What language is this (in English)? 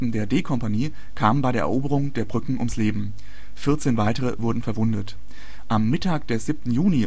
German